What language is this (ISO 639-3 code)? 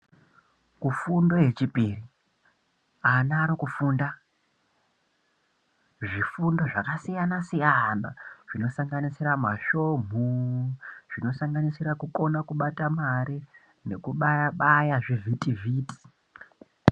ndc